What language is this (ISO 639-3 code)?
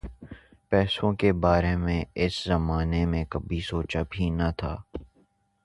urd